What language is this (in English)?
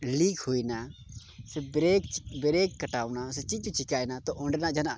Santali